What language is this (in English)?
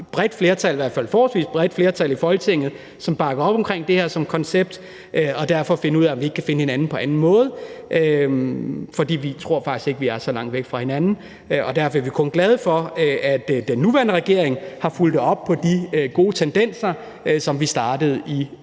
Danish